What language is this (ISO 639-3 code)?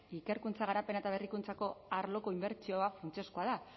eus